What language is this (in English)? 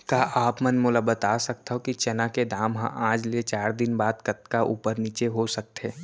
Chhattisgarhi